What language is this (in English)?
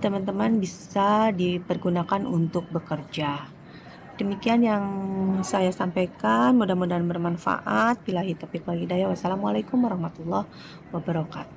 Indonesian